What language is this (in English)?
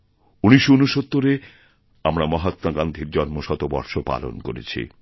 Bangla